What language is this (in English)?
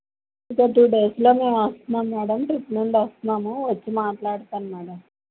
Telugu